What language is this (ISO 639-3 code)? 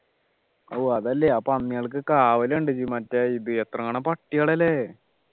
mal